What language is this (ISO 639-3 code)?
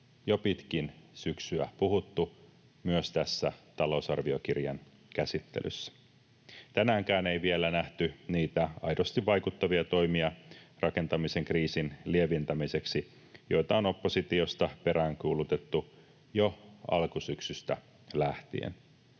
fin